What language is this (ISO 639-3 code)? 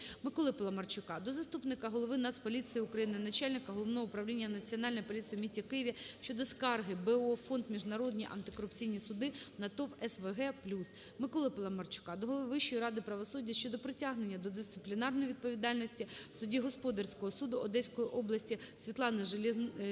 ukr